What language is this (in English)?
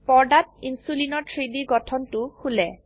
Assamese